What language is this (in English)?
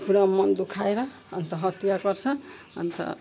Nepali